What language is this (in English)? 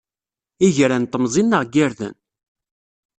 Kabyle